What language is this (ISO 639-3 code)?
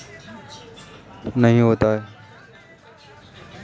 hin